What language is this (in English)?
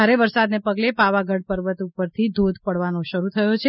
Gujarati